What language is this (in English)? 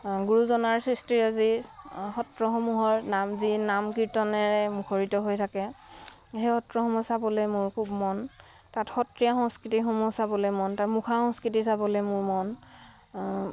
Assamese